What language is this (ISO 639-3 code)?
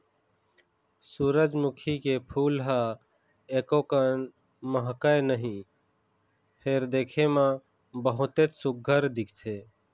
hne